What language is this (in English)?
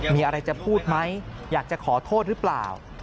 Thai